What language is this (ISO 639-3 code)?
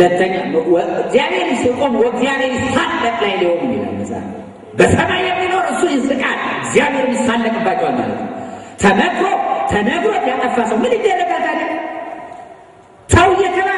ara